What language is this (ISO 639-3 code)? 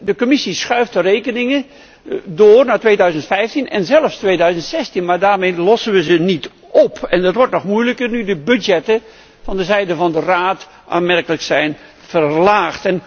nld